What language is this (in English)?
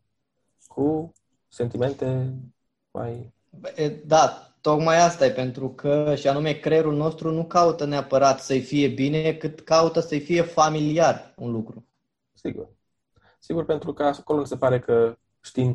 Romanian